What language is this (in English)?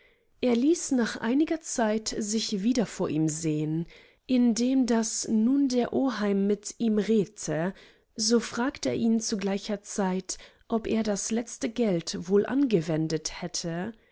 German